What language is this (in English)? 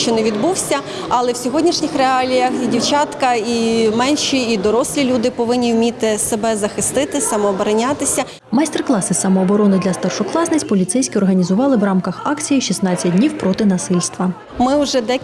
Ukrainian